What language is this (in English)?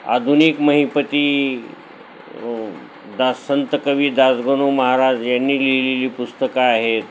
Marathi